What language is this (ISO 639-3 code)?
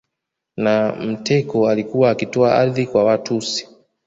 swa